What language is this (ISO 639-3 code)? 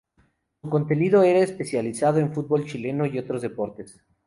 spa